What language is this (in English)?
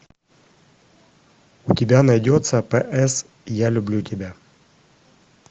Russian